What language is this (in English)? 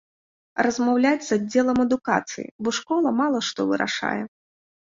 Belarusian